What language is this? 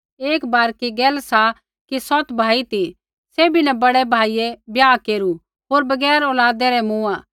Kullu Pahari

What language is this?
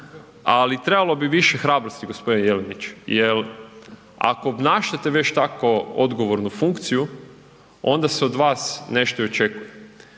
Croatian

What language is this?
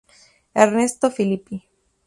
Spanish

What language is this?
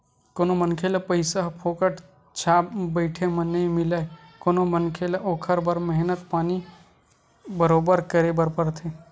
Chhattisgarhi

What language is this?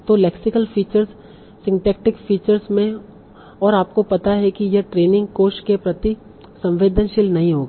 Hindi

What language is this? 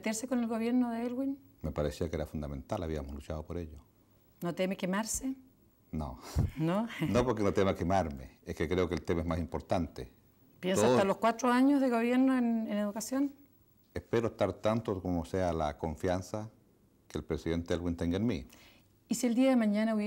Spanish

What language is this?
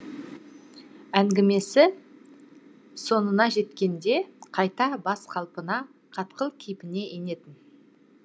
Kazakh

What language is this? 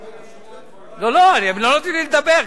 Hebrew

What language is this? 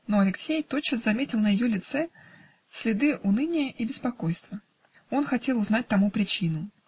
Russian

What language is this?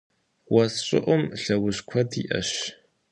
Kabardian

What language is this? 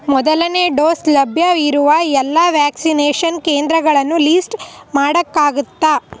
Kannada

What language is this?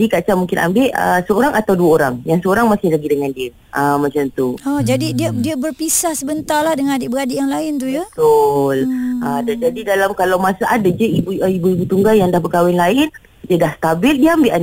Malay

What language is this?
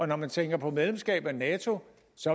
Danish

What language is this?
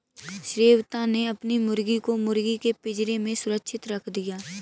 Hindi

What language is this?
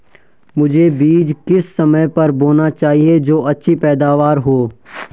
Hindi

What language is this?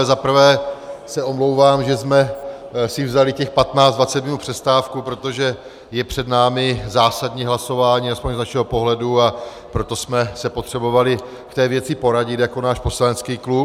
Czech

